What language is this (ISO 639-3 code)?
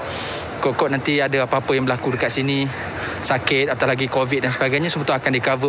msa